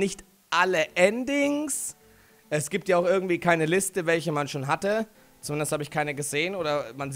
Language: German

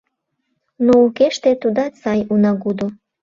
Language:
Mari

